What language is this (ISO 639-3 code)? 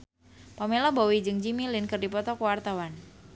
sun